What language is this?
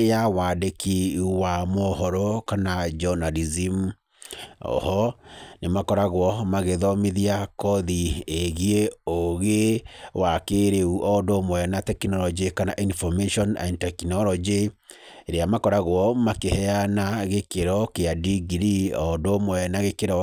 Kikuyu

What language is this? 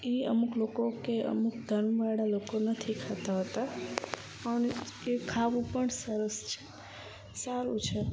Gujarati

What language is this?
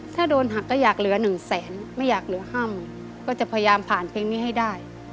Thai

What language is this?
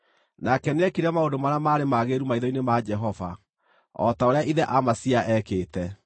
Kikuyu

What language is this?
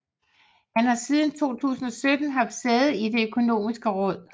Danish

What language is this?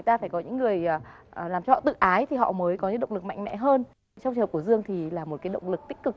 Vietnamese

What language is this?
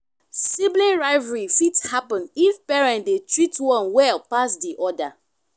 Nigerian Pidgin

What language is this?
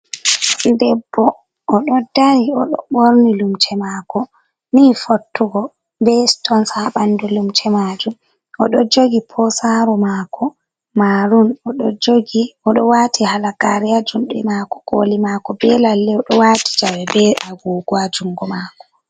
Fula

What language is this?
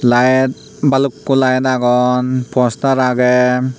Chakma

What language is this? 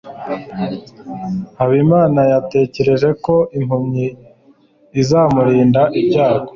Kinyarwanda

